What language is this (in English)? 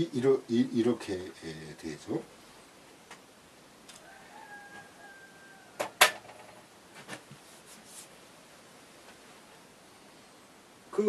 Korean